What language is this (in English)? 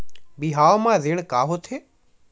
Chhattisgarhi